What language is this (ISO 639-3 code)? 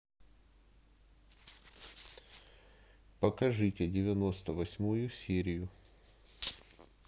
rus